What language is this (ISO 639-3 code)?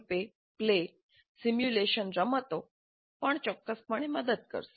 guj